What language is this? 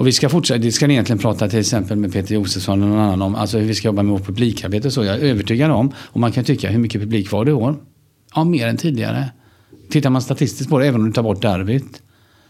Swedish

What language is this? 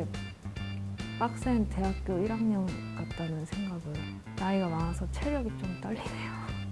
Korean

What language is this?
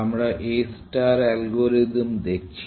Bangla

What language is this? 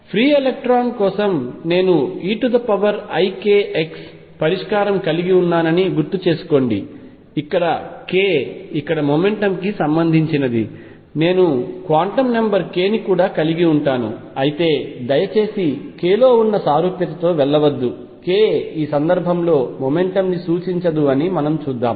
Telugu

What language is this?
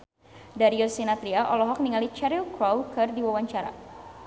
Sundanese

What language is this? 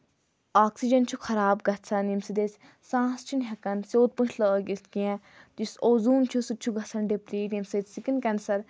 Kashmiri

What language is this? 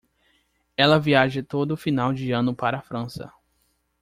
Portuguese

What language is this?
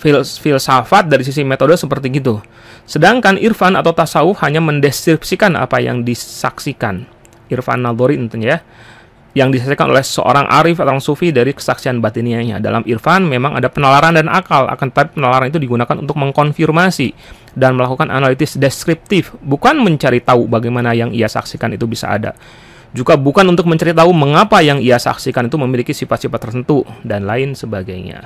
Indonesian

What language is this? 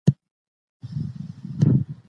Pashto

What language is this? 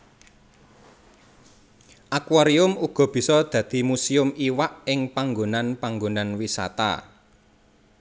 Javanese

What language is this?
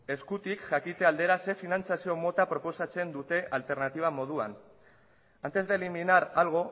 Basque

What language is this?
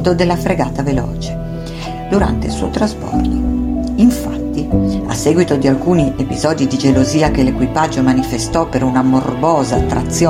Italian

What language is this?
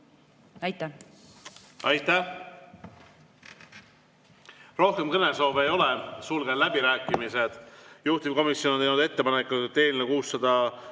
Estonian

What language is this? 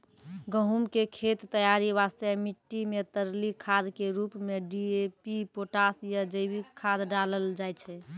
Maithili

